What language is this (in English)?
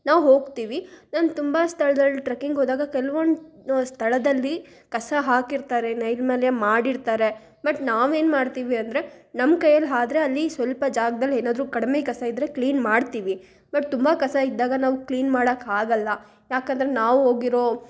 Kannada